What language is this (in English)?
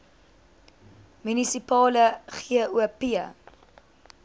Afrikaans